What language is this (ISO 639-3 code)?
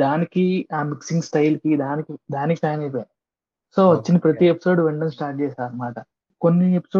tel